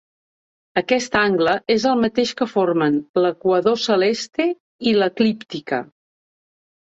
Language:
Catalan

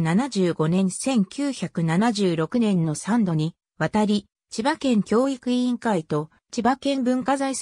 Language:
Japanese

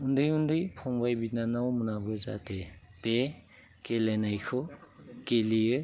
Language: Bodo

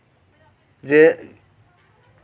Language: Santali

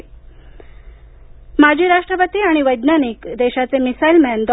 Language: Marathi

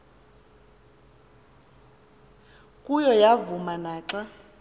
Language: Xhosa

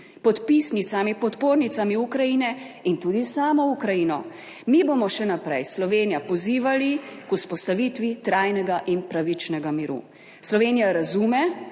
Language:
Slovenian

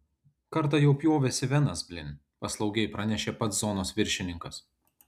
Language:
Lithuanian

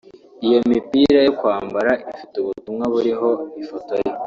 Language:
Kinyarwanda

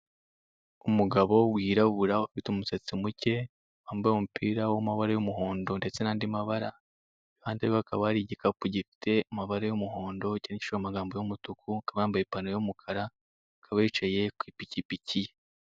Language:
Kinyarwanda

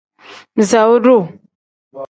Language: Tem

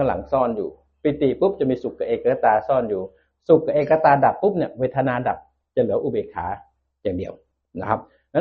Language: Thai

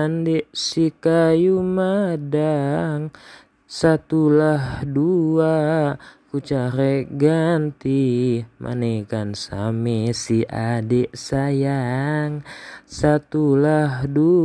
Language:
Malay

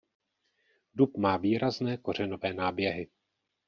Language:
Czech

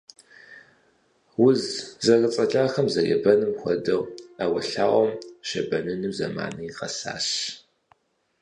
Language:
Kabardian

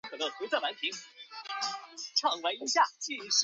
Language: Chinese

